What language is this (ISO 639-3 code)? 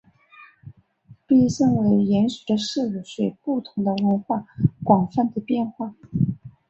zho